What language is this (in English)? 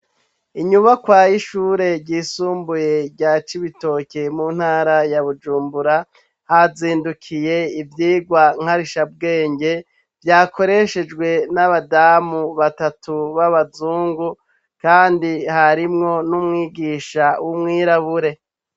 Rundi